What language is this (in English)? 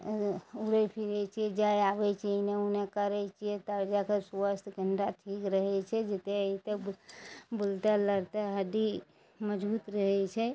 Maithili